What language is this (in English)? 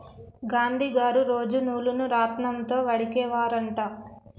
Telugu